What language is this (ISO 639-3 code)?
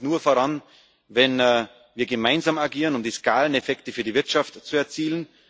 deu